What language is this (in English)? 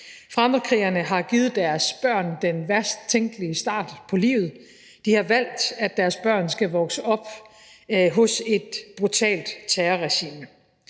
Danish